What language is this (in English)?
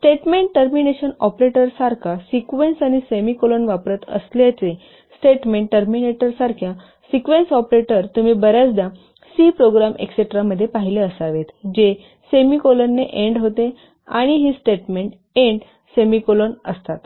Marathi